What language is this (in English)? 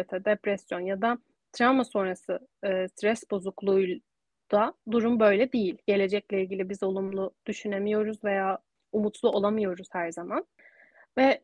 Turkish